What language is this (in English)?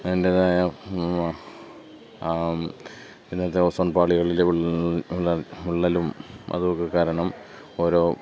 Malayalam